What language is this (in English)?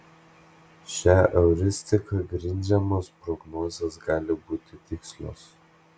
Lithuanian